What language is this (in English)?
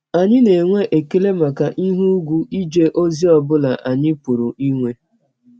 Igbo